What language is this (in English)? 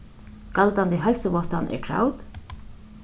Faroese